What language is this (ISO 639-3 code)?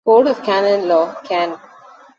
eng